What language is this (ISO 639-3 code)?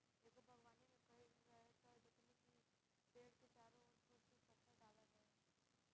bho